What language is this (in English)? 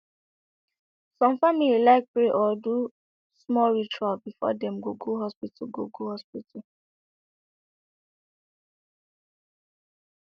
Nigerian Pidgin